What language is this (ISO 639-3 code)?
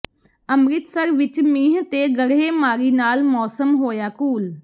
pan